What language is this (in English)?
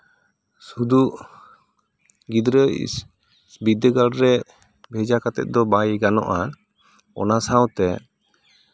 Santali